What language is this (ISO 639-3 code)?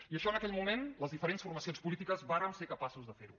cat